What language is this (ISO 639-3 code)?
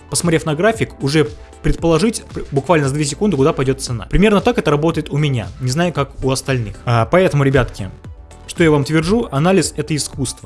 rus